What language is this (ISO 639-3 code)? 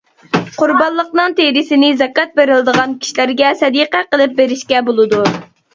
uig